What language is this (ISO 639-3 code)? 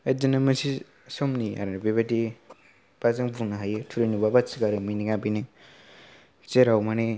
brx